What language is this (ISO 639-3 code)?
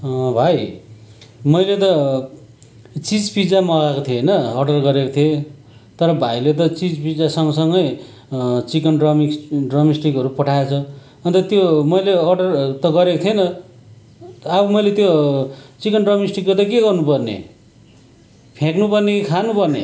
nep